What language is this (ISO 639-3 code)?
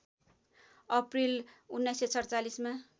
nep